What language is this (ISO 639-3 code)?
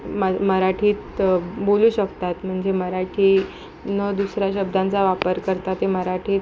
mar